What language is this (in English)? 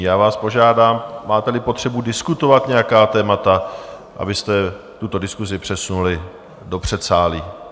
Czech